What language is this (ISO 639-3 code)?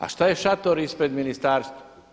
hrv